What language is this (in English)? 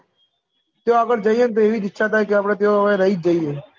Gujarati